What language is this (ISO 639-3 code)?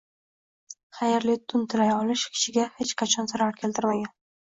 uzb